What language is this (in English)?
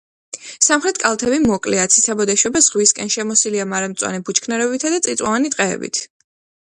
Georgian